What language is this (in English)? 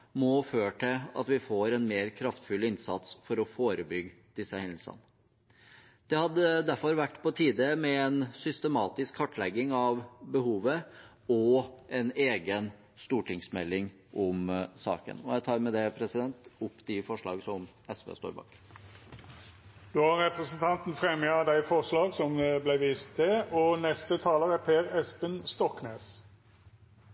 Norwegian